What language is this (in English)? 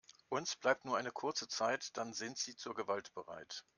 German